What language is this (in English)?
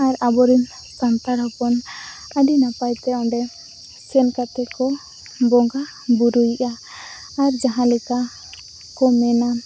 Santali